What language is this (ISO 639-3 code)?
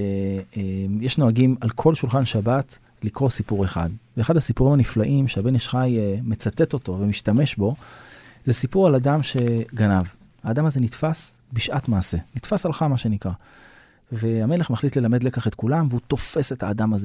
heb